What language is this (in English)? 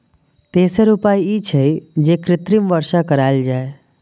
Maithili